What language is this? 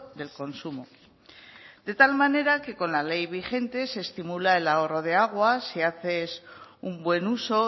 Spanish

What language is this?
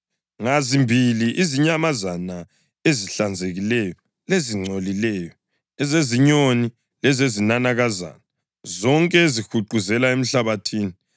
North Ndebele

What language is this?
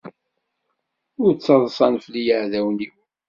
Kabyle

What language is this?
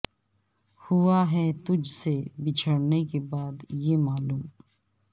Urdu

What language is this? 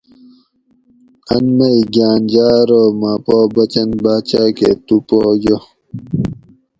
Gawri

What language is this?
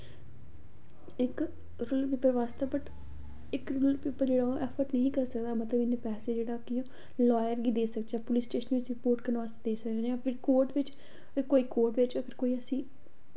Dogri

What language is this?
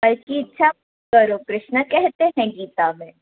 Sindhi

